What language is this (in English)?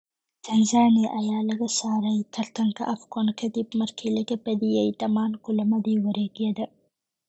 Somali